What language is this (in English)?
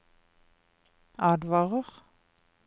Norwegian